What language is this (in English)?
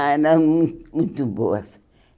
Portuguese